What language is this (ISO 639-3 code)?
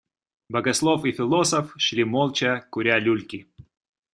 rus